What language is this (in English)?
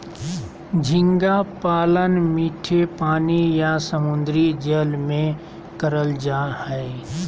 Magahi